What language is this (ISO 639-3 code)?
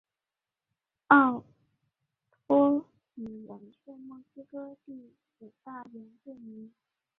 zho